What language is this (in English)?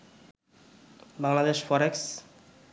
Bangla